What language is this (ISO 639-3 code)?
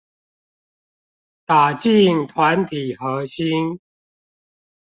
zho